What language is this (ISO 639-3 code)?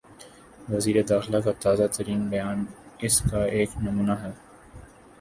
urd